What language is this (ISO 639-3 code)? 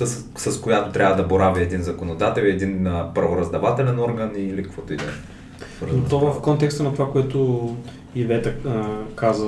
bul